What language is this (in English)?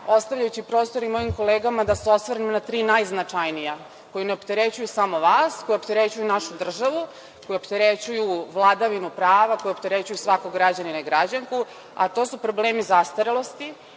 Serbian